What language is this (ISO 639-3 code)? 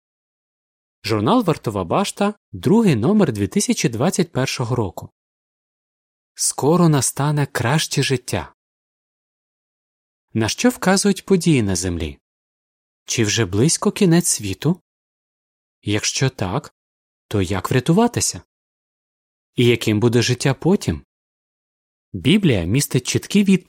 ukr